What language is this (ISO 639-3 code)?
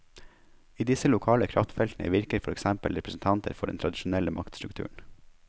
nor